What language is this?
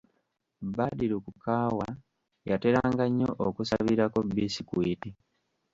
Ganda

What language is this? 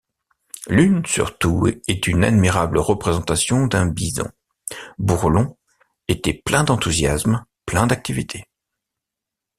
French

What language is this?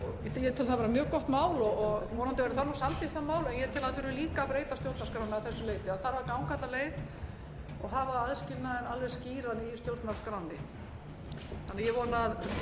Icelandic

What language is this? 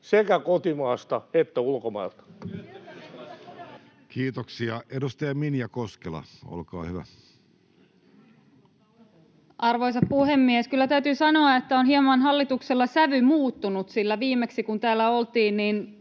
Finnish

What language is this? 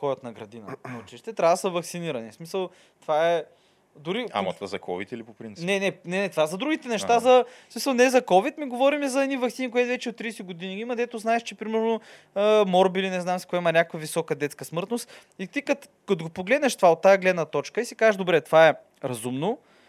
Bulgarian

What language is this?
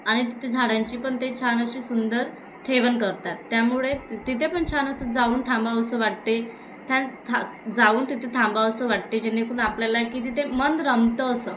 Marathi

